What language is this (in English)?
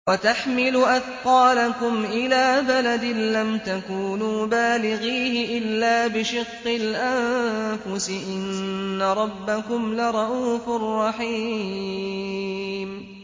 Arabic